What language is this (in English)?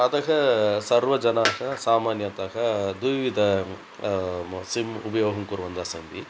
Sanskrit